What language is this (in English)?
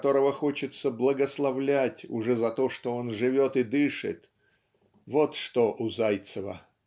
Russian